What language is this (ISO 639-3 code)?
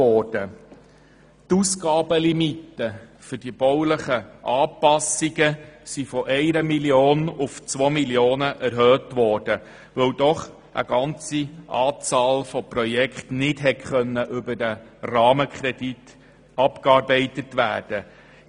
gsw